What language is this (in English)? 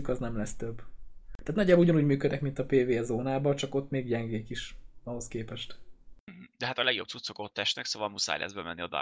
Hungarian